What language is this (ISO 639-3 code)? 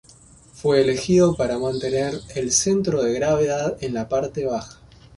spa